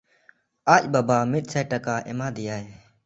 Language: Santali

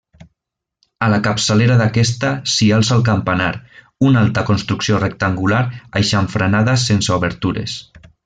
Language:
Catalan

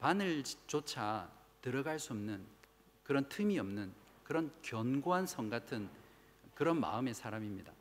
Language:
Korean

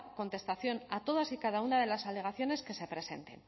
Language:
Spanish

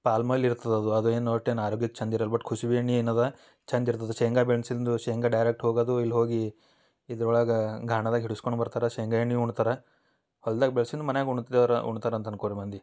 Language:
Kannada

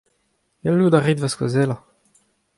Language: Breton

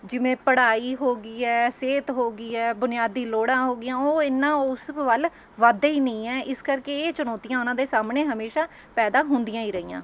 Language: Punjabi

